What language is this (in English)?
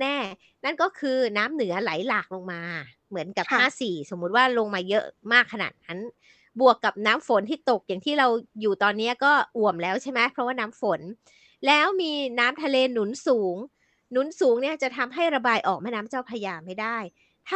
Thai